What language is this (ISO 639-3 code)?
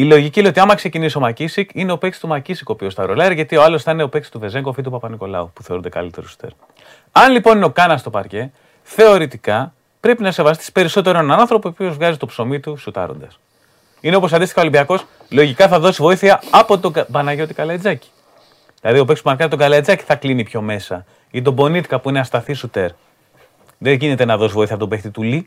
ell